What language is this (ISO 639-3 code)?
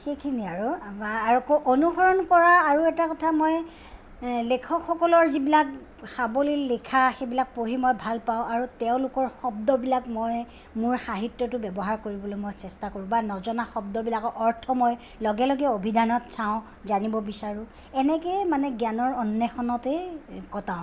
asm